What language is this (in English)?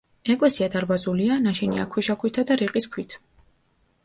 Georgian